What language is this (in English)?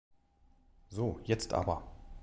German